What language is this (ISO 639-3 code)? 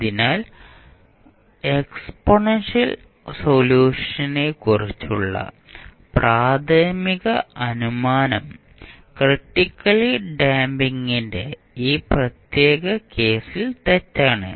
mal